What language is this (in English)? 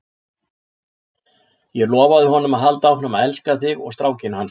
Icelandic